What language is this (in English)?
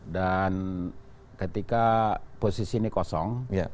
Indonesian